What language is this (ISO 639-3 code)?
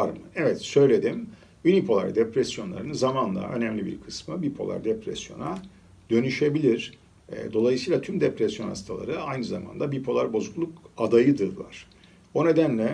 tur